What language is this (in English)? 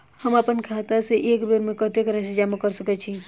Maithili